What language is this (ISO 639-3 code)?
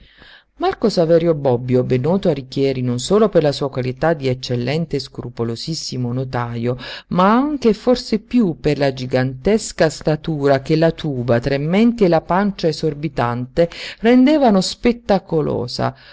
ita